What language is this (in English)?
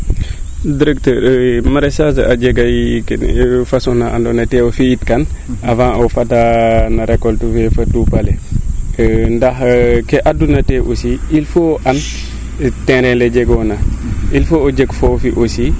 Serer